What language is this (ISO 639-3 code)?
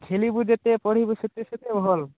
ori